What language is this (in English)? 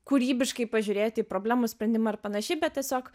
Lithuanian